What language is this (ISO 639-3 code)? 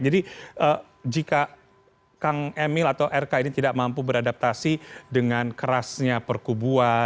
ind